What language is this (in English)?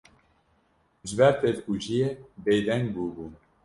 Kurdish